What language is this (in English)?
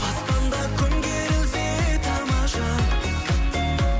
Kazakh